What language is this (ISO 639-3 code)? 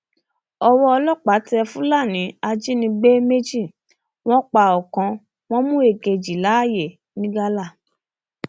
yor